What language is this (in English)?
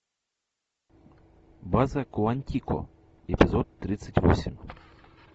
Russian